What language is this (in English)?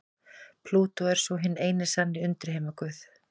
Icelandic